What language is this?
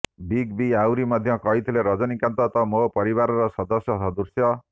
Odia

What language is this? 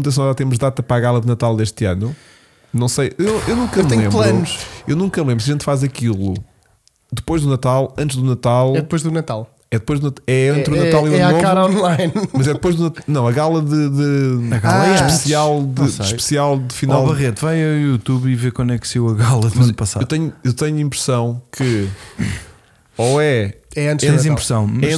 Portuguese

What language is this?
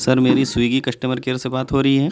Urdu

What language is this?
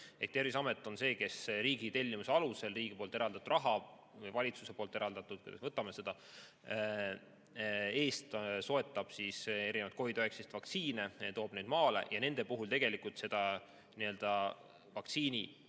Estonian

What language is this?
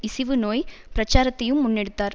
Tamil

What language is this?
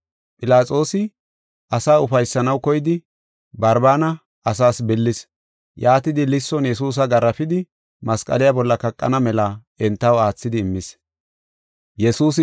Gofa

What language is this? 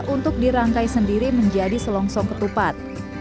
Indonesian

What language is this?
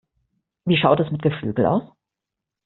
German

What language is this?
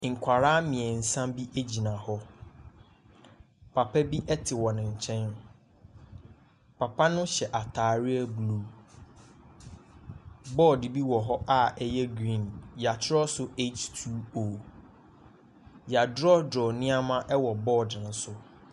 Akan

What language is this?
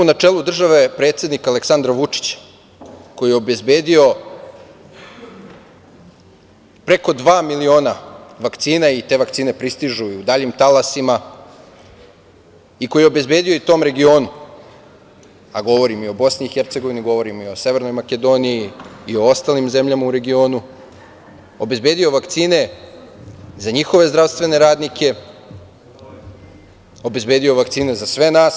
Serbian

